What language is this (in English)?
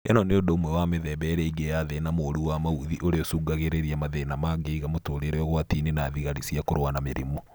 Kikuyu